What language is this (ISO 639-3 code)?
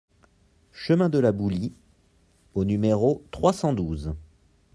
fra